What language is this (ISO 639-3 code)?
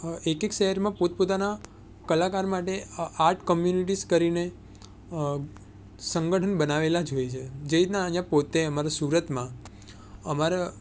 guj